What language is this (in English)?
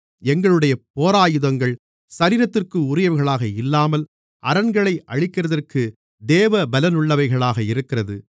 Tamil